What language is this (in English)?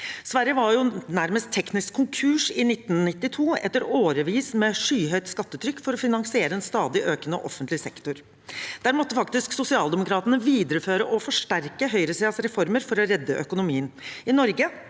Norwegian